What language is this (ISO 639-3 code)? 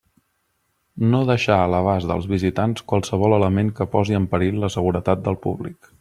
cat